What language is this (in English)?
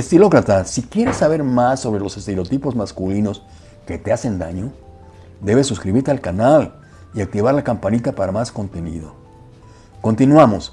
Spanish